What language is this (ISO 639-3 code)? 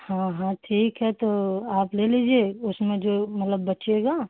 hin